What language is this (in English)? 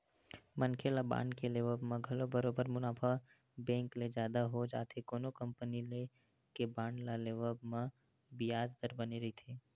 Chhattisgarhi